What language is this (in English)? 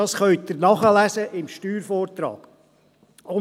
Swiss German